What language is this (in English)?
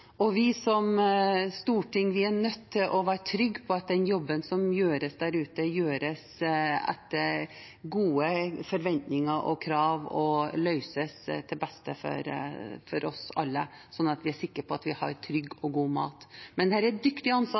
Norwegian Bokmål